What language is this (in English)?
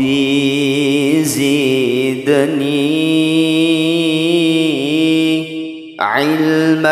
Arabic